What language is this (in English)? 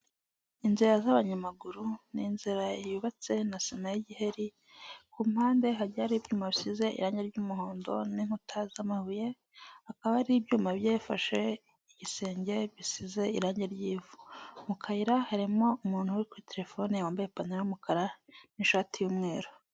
Kinyarwanda